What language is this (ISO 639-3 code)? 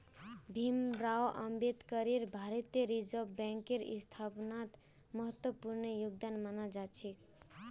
mag